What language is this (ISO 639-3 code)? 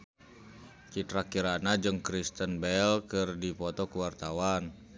sun